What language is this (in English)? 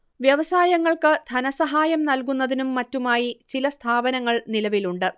Malayalam